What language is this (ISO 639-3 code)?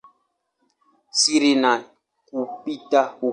swa